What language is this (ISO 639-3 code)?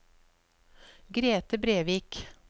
nor